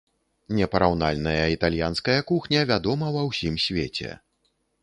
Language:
Belarusian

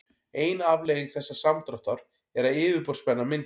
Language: Icelandic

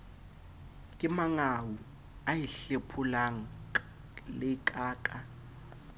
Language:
Southern Sotho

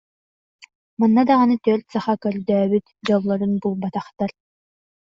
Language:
Yakut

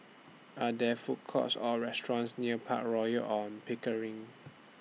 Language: English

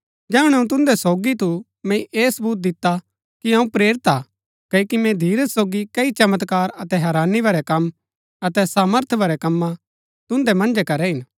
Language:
Gaddi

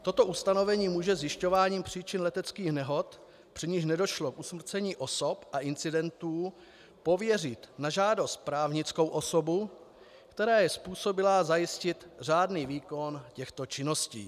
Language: Czech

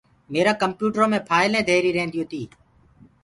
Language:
Gurgula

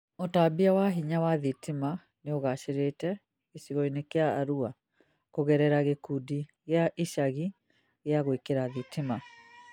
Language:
Kikuyu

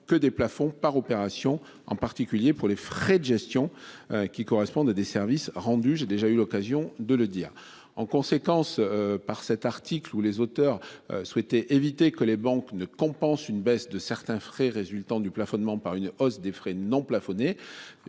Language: French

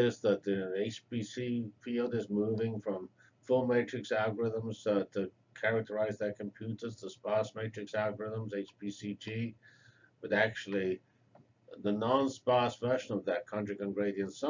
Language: English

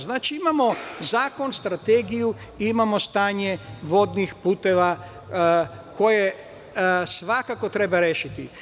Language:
Serbian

